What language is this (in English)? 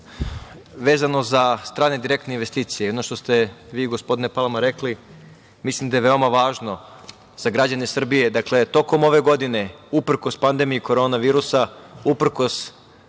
Serbian